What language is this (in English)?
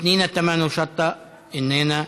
Hebrew